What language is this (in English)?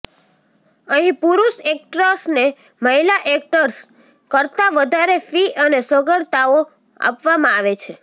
Gujarati